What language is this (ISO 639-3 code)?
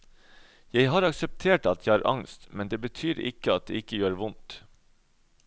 nor